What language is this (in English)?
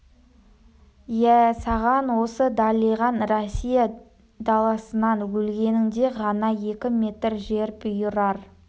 Kazakh